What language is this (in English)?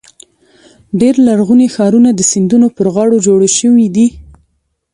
Pashto